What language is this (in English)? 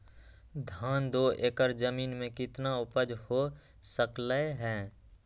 Magahi